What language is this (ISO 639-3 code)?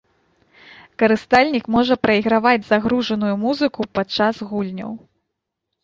bel